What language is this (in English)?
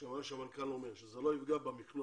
Hebrew